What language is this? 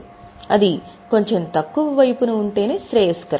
Telugu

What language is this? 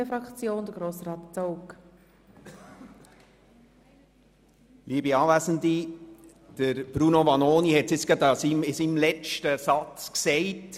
Swiss German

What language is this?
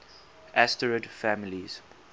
English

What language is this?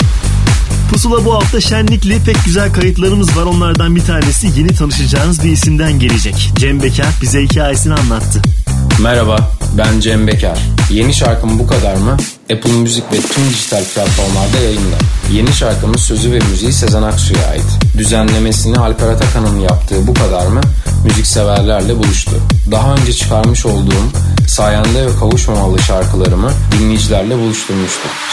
Turkish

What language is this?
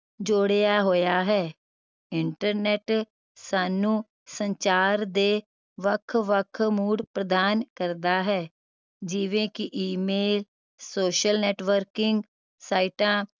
Punjabi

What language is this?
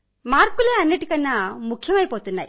Telugu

